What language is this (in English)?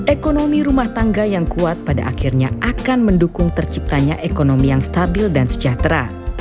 Indonesian